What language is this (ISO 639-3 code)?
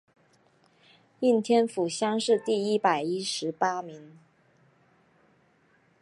zho